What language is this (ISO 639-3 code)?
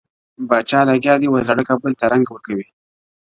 pus